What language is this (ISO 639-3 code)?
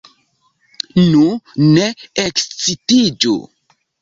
epo